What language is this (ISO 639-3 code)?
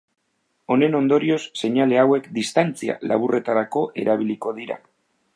eus